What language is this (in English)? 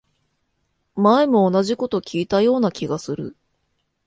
Japanese